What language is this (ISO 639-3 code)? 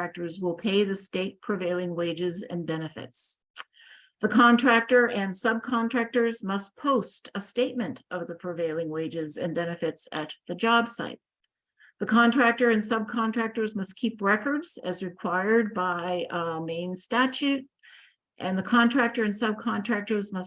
eng